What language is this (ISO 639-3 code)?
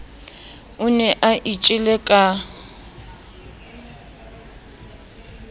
sot